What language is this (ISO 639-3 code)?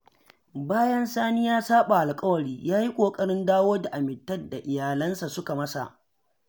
hau